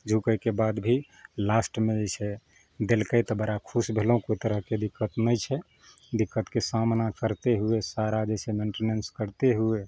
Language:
Maithili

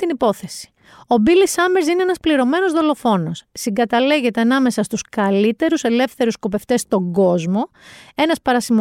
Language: Greek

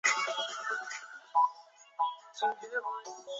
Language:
Chinese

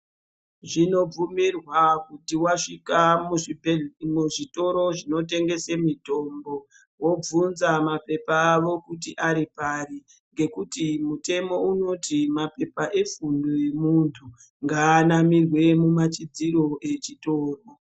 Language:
Ndau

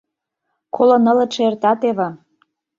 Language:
Mari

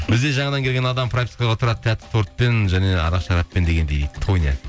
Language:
Kazakh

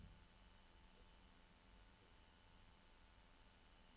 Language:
Norwegian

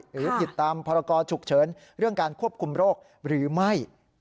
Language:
Thai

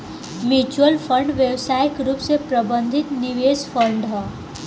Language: Bhojpuri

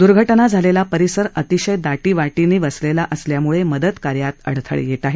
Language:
Marathi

